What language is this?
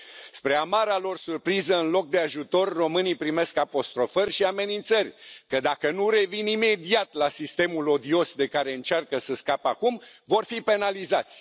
Romanian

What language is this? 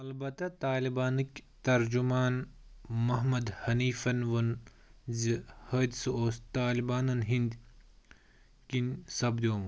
Kashmiri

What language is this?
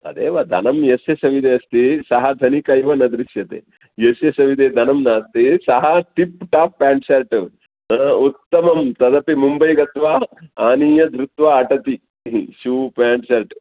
Sanskrit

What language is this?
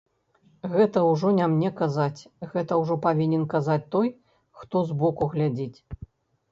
Belarusian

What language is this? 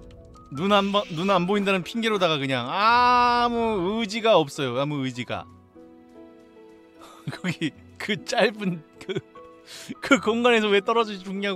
Korean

